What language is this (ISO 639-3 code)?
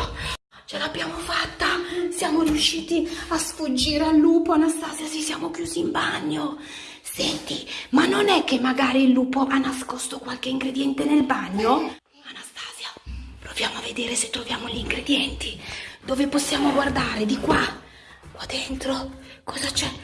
ita